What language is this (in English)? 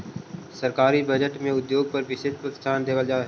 Magahi